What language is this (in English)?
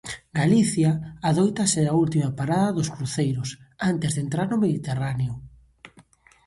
Galician